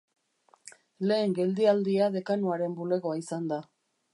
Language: Basque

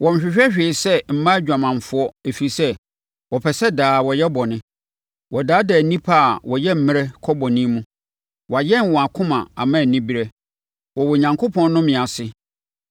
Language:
Akan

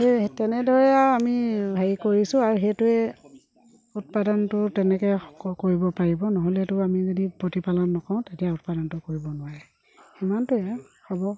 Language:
Assamese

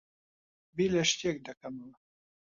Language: Central Kurdish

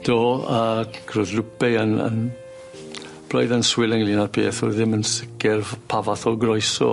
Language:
Welsh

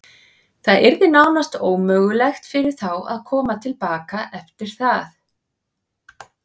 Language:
Icelandic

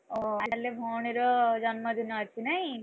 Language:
Odia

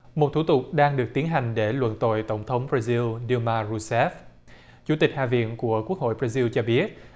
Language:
Vietnamese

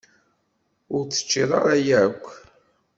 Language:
Kabyle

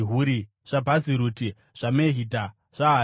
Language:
Shona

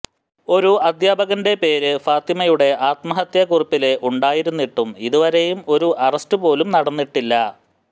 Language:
Malayalam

